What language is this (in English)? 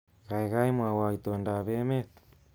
Kalenjin